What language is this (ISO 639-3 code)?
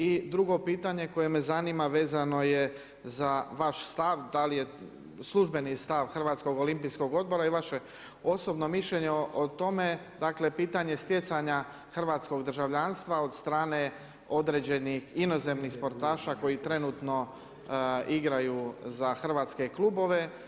hrv